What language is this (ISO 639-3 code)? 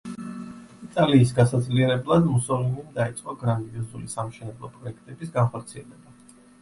kat